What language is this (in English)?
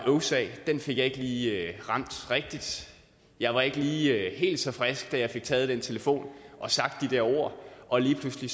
Danish